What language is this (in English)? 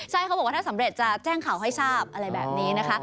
Thai